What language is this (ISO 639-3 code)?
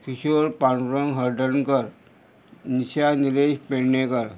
kok